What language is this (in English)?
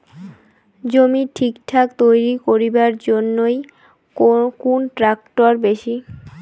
Bangla